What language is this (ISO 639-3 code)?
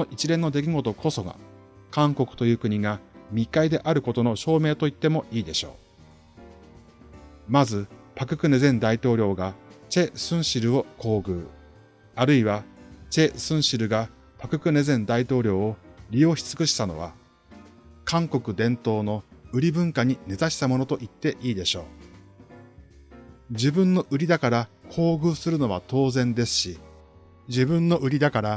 jpn